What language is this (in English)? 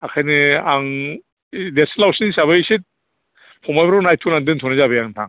Bodo